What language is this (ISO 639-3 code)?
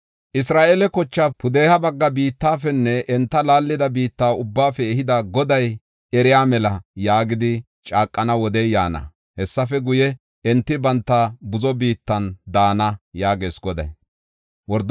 gof